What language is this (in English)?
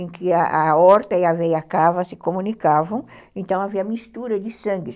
Portuguese